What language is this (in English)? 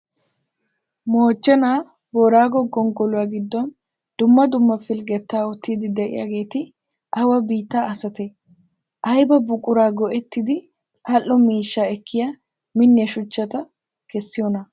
Wolaytta